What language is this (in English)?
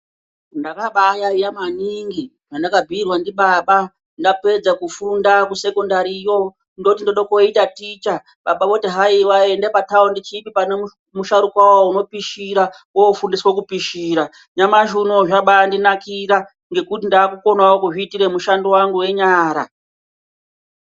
Ndau